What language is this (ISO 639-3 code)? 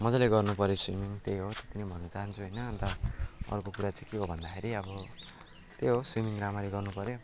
nep